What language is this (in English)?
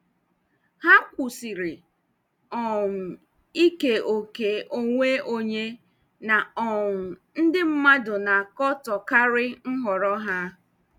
Igbo